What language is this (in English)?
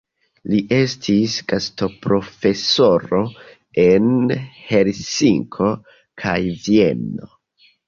Esperanto